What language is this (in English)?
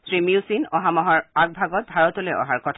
Assamese